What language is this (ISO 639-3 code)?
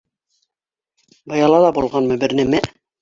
bak